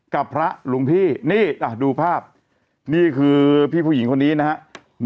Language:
Thai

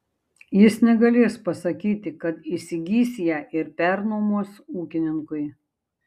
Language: Lithuanian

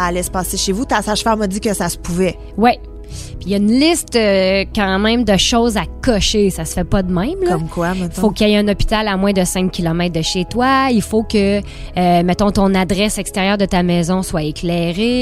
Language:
French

